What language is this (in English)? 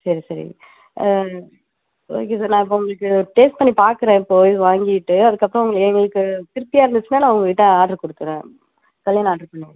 Tamil